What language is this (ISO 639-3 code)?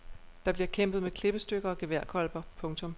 dan